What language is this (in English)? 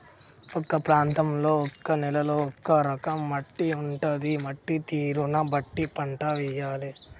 Telugu